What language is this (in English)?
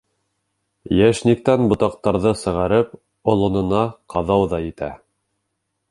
Bashkir